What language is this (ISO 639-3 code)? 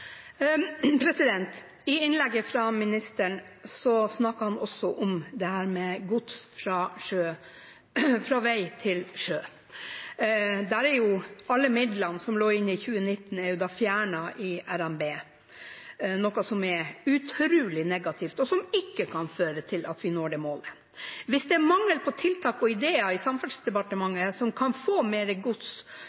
nor